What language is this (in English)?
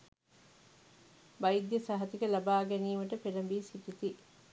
Sinhala